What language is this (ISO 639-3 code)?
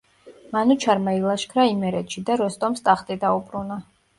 kat